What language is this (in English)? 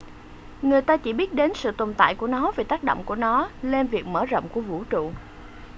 Vietnamese